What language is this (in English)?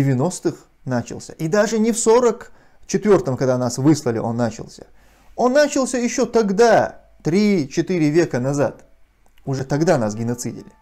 Russian